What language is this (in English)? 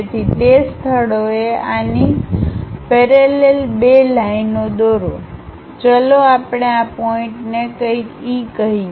Gujarati